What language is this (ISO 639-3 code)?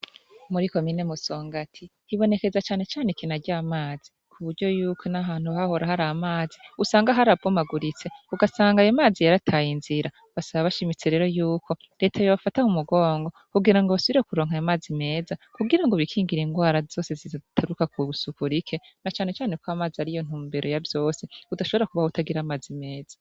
run